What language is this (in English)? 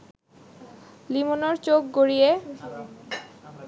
Bangla